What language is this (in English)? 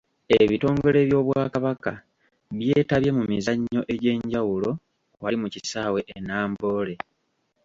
Ganda